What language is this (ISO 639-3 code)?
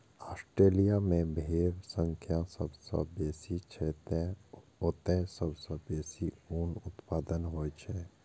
mai